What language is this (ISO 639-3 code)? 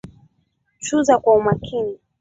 swa